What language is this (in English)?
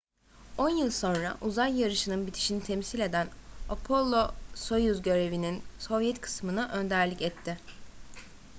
Turkish